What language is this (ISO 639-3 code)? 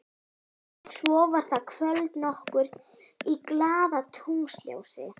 isl